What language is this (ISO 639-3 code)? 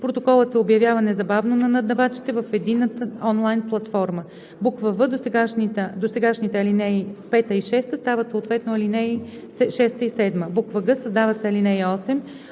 bul